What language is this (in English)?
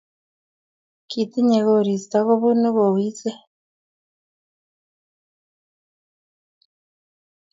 Kalenjin